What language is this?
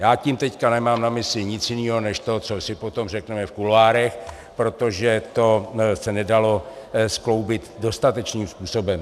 Czech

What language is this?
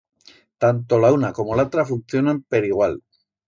Aragonese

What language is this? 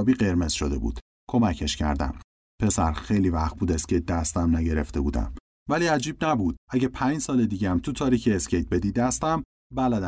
Persian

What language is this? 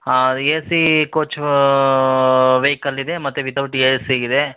Kannada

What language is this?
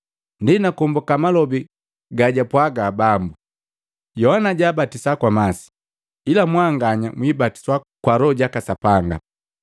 Matengo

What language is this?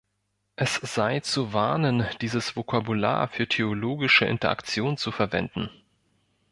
German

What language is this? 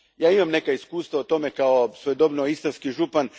Croatian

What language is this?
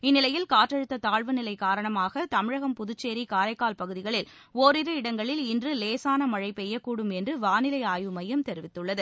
Tamil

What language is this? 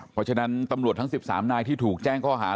Thai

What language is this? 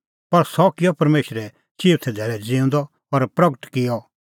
Kullu Pahari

